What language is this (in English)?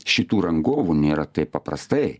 Lithuanian